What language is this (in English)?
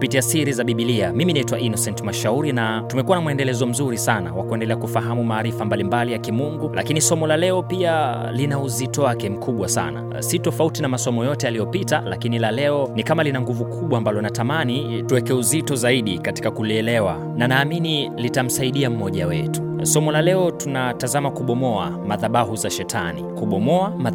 Swahili